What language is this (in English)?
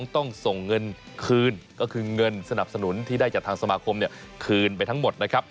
Thai